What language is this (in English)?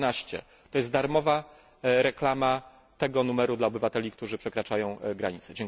Polish